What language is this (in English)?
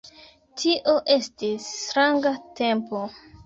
Esperanto